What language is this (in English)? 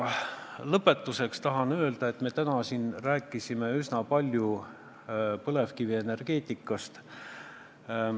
Estonian